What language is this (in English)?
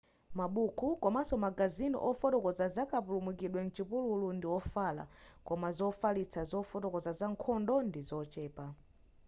Nyanja